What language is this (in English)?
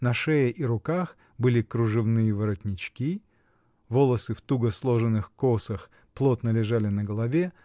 Russian